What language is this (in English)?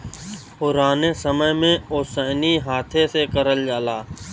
Bhojpuri